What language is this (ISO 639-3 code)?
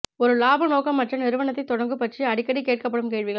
tam